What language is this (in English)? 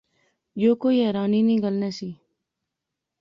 Pahari-Potwari